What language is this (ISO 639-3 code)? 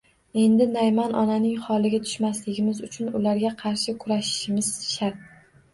uzb